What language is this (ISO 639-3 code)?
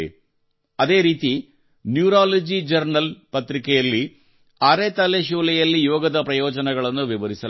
kan